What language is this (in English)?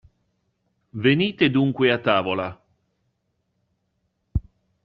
Italian